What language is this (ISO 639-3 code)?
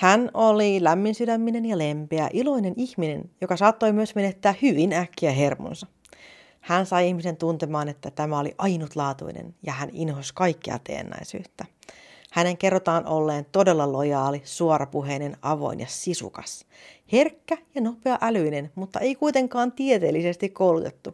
fin